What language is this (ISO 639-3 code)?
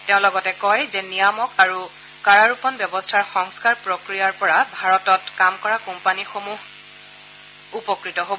asm